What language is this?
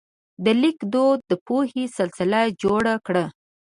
Pashto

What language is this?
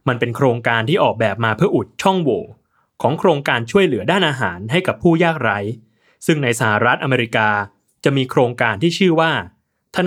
Thai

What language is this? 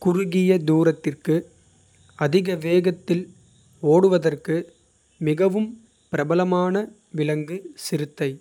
Kota (India)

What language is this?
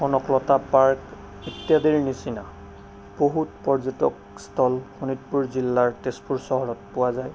Assamese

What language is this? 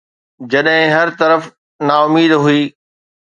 Sindhi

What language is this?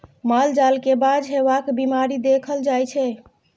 Maithili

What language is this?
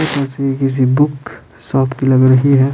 Hindi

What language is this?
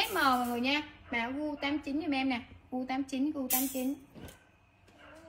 Vietnamese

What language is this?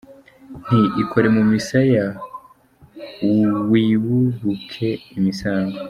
Kinyarwanda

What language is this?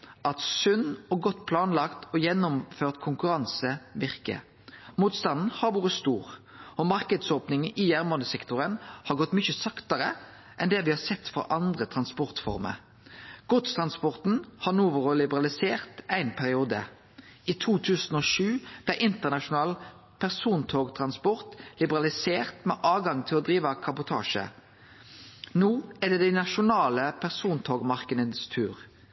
Norwegian Nynorsk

